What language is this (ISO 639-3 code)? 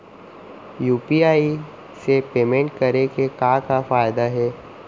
hne